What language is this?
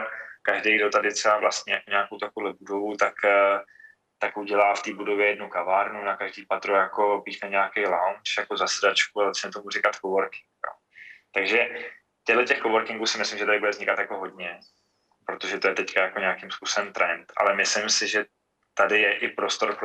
Czech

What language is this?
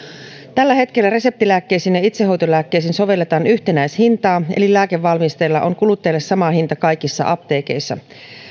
Finnish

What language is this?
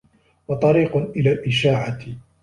Arabic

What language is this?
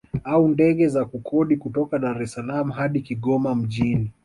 Swahili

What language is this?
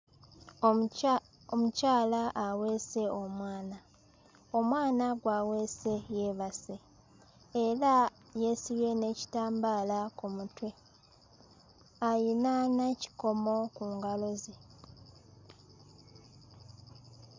Ganda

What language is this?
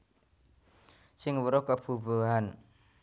Javanese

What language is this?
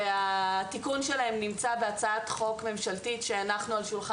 Hebrew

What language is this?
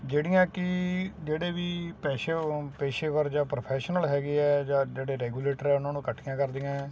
Punjabi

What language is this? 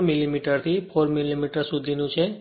Gujarati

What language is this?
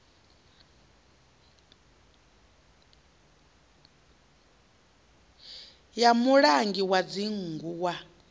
Venda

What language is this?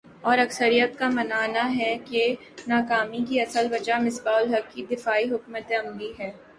Urdu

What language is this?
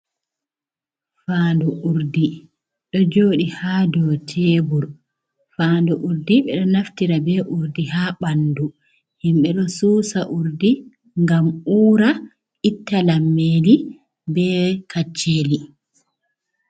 Fula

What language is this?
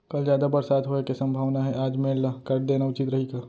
Chhattisgarhi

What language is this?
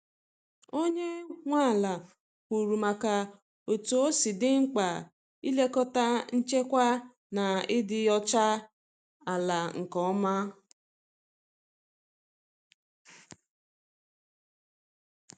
Igbo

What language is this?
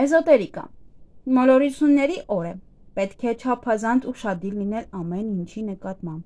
Romanian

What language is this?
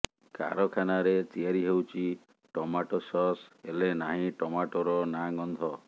Odia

